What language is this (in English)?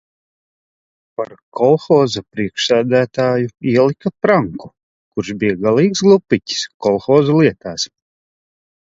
Latvian